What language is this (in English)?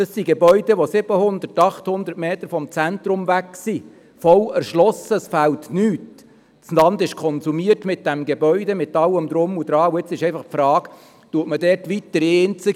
Swiss German